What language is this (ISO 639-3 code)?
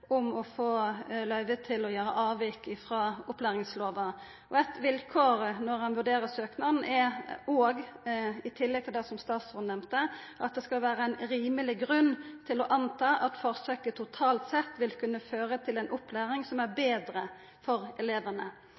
nno